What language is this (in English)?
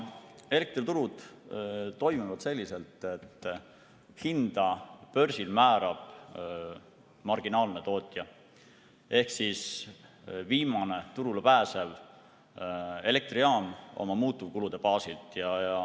Estonian